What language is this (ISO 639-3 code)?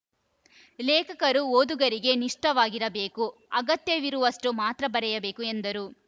kan